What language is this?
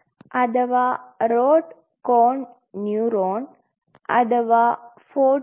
Malayalam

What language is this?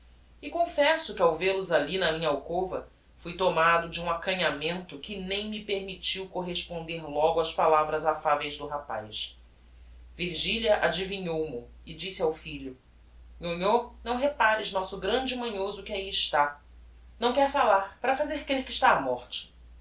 Portuguese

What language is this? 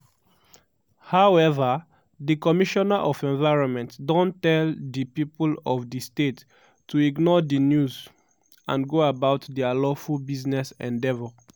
Nigerian Pidgin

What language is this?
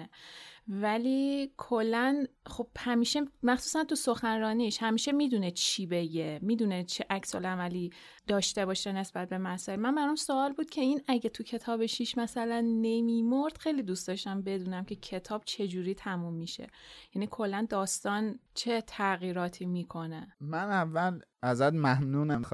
Persian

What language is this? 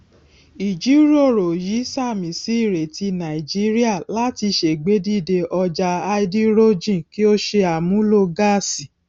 Yoruba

